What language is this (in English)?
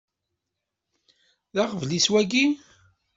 Kabyle